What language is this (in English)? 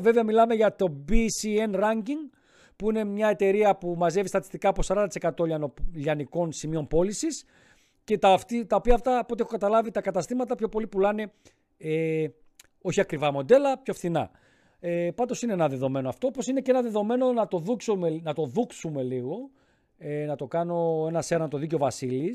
Greek